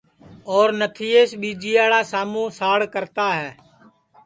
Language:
Sansi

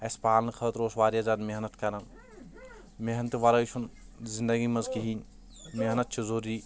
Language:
Kashmiri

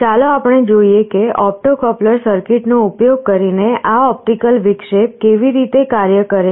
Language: Gujarati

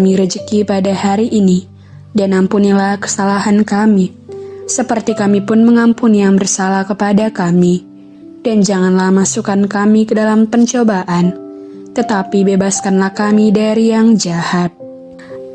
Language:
Indonesian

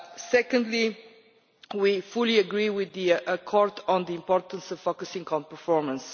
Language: English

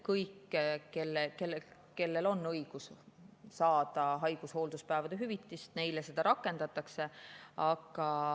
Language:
Estonian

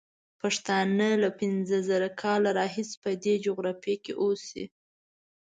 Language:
Pashto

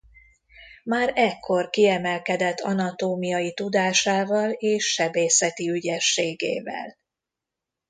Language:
Hungarian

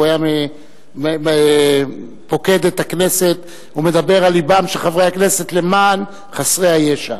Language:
Hebrew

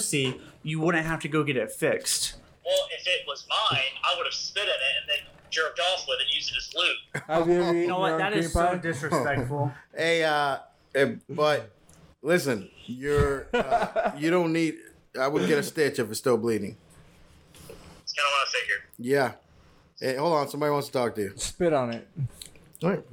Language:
English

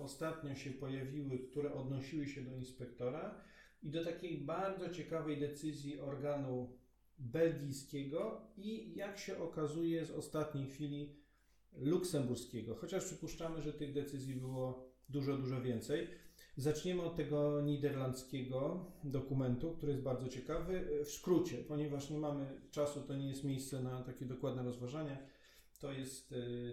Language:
Polish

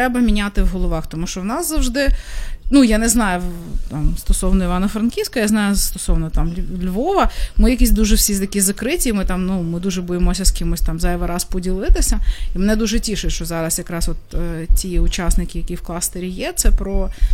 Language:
Ukrainian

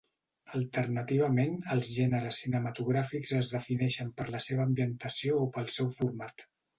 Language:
Catalan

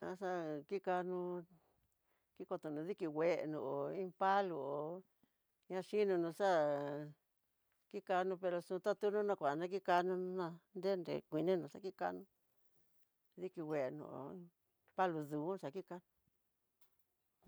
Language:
Tidaá Mixtec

